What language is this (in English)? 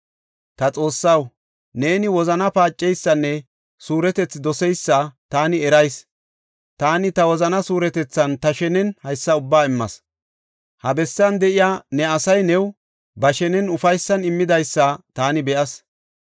Gofa